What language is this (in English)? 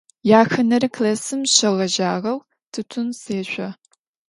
Adyghe